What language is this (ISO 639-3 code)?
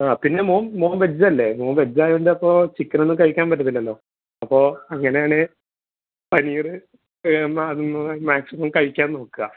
mal